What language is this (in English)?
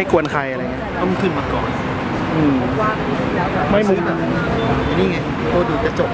Thai